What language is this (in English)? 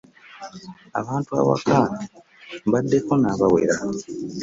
Ganda